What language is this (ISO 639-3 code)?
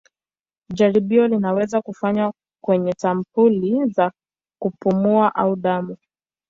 swa